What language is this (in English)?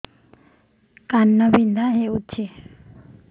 Odia